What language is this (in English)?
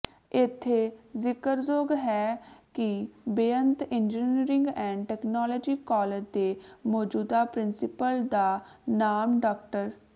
Punjabi